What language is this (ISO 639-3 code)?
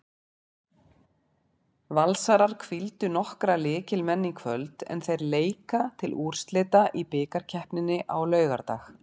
isl